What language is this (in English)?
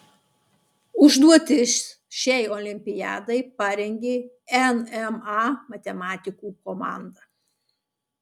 Lithuanian